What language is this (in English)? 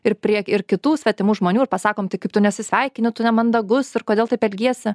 Lithuanian